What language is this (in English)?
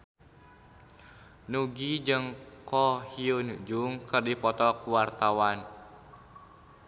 Sundanese